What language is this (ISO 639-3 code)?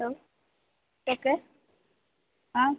mai